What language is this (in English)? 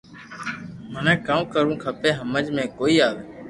Loarki